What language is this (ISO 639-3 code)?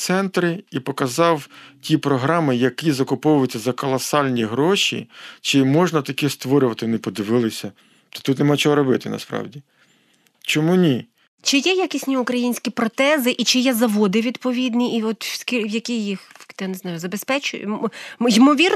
ukr